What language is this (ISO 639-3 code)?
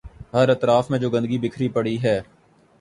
urd